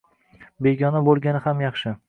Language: Uzbek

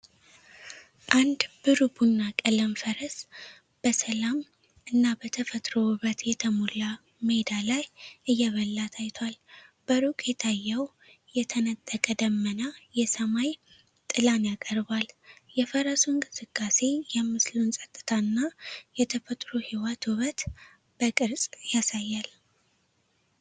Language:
Amharic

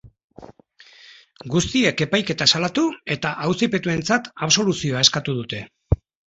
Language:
Basque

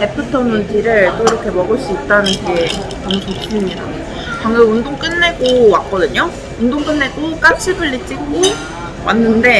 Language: Korean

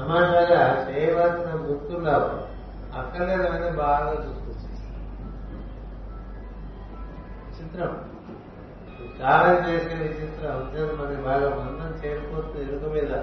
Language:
Telugu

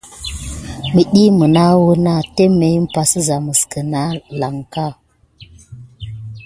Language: Gidar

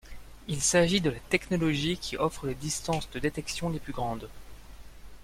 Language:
French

